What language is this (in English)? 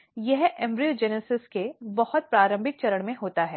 Hindi